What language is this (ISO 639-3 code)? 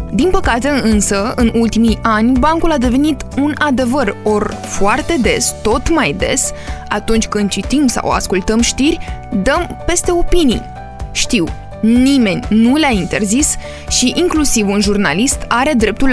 ron